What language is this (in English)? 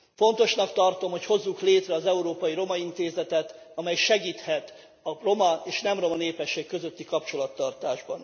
Hungarian